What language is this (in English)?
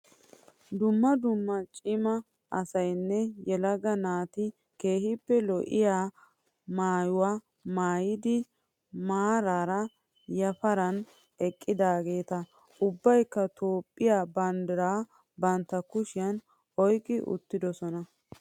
Wolaytta